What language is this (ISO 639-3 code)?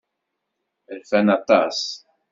kab